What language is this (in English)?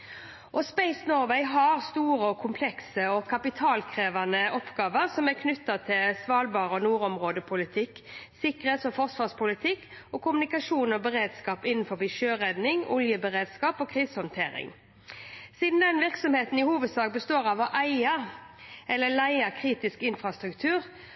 Norwegian Bokmål